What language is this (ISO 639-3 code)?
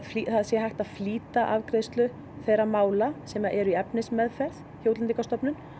isl